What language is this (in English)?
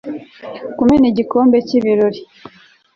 Kinyarwanda